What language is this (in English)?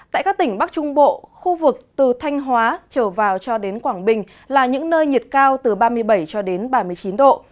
Vietnamese